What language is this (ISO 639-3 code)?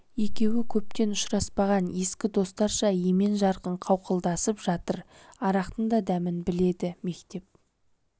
kaz